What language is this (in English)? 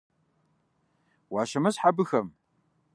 Kabardian